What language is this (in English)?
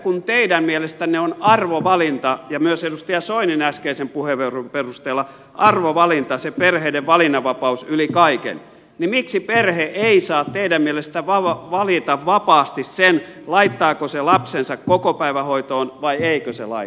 Finnish